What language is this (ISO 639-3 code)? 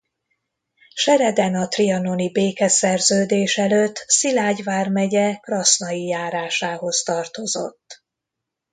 hun